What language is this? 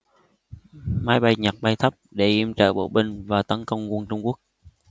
Vietnamese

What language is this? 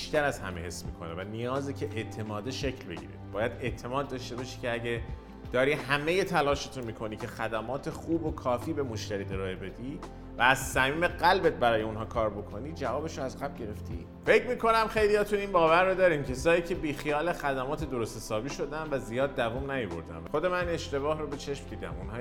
Persian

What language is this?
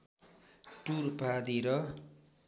Nepali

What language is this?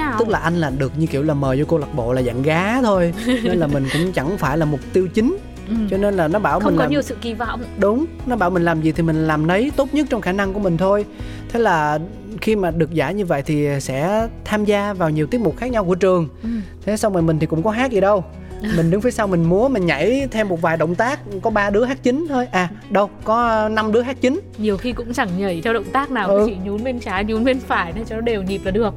Vietnamese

